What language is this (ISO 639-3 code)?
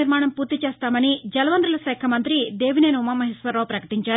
tel